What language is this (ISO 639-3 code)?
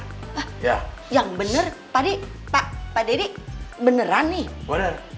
ind